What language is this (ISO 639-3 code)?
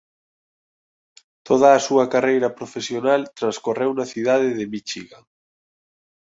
glg